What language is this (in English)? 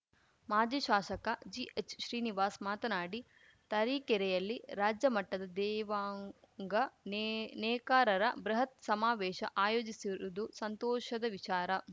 Kannada